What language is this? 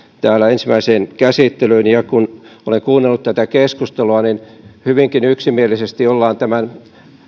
Finnish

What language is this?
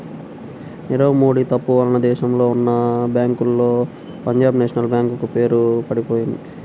Telugu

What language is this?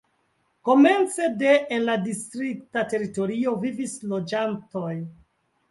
Esperanto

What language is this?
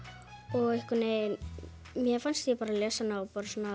Icelandic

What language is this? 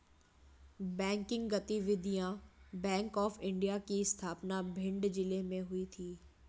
Hindi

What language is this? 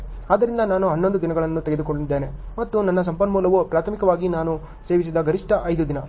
Kannada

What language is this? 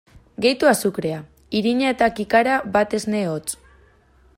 Basque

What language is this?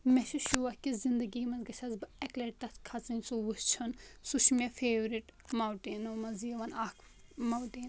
Kashmiri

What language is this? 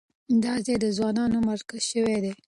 Pashto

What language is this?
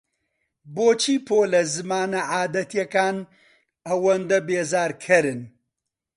Central Kurdish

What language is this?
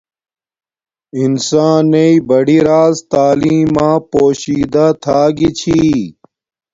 Domaaki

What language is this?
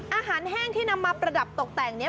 Thai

